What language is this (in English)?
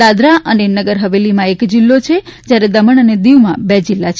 Gujarati